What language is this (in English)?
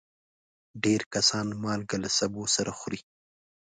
Pashto